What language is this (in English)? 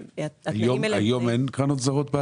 Hebrew